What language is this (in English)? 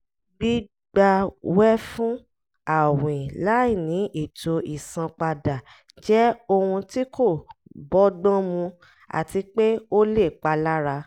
Yoruba